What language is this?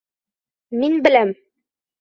Bashkir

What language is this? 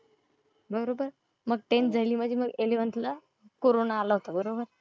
Marathi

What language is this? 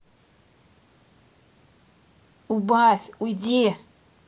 Russian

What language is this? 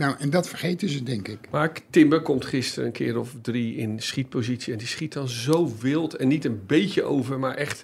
Dutch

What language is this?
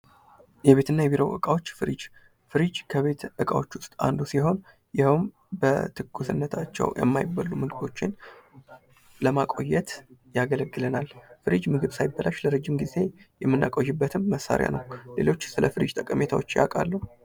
Amharic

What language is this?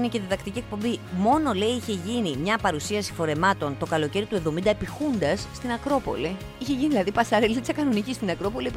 Greek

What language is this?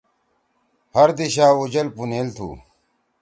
Torwali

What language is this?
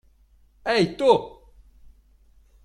Latvian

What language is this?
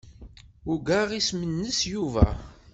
Kabyle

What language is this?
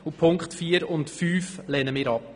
Swiss German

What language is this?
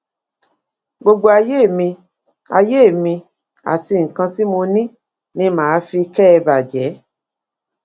Yoruba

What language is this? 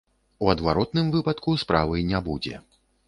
Belarusian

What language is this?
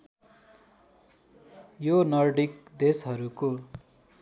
Nepali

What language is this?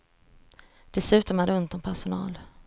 Swedish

